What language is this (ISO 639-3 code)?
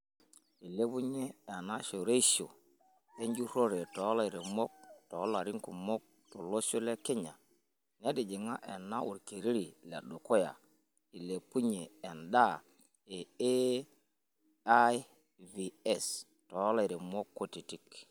mas